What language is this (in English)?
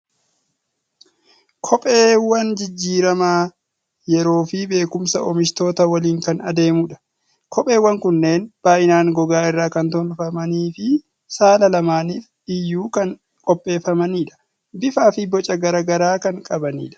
Oromo